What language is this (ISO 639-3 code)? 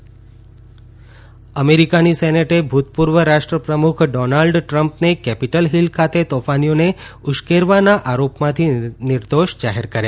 guj